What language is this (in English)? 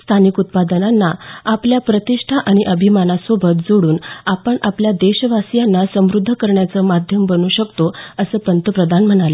Marathi